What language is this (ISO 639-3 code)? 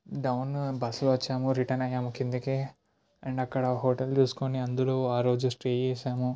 tel